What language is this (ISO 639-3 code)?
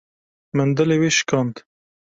kur